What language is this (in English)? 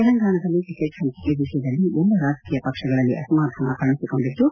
Kannada